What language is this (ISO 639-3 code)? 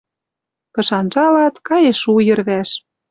mrj